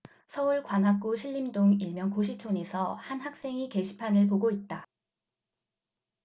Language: Korean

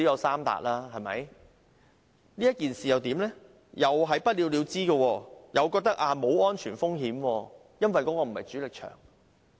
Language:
Cantonese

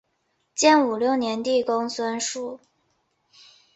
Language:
Chinese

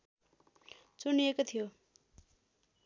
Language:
Nepali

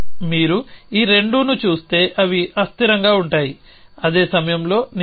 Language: Telugu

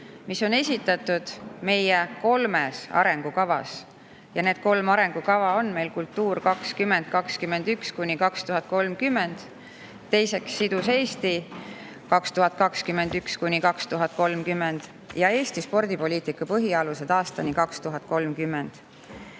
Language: Estonian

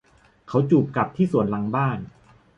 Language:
Thai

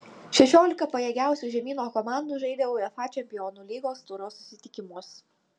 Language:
Lithuanian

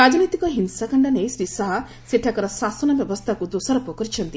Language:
Odia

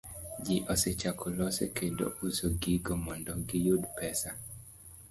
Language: Luo (Kenya and Tanzania)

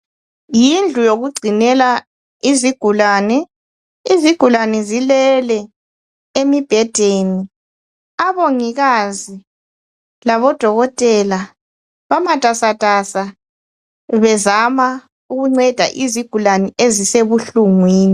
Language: North Ndebele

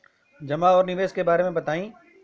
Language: Bhojpuri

